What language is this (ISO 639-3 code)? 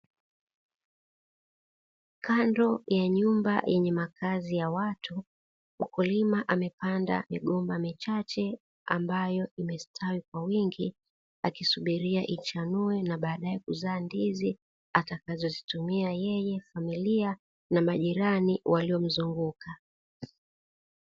swa